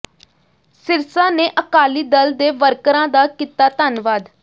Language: Punjabi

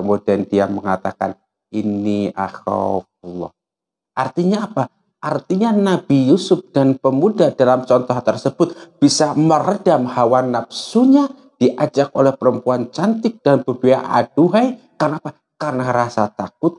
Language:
Indonesian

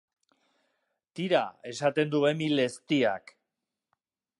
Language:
Basque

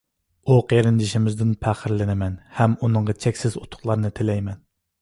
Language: Uyghur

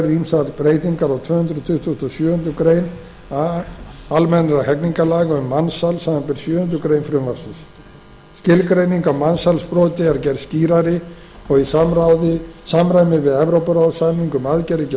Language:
Icelandic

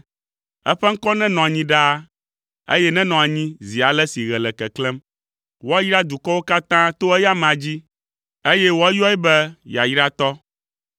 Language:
Ewe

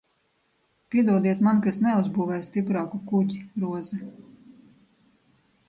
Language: Latvian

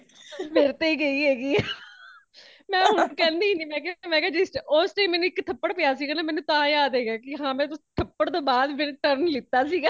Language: Punjabi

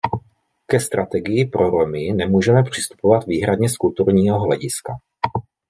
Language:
Czech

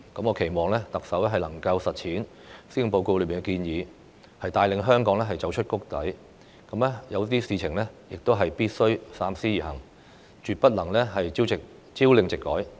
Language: Cantonese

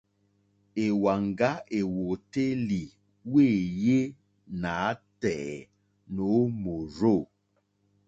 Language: Mokpwe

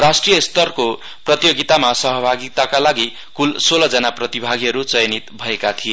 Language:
Nepali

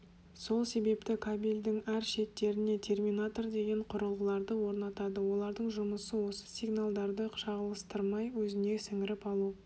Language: Kazakh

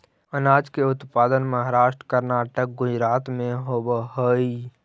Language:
Magahi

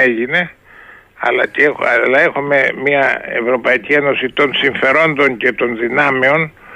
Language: Greek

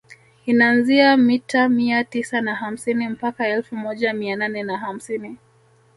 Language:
Swahili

